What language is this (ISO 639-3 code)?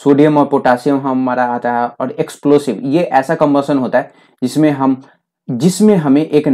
hin